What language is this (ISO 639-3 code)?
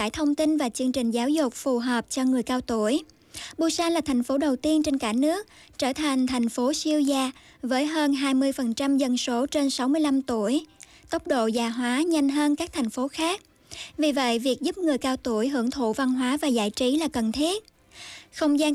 vie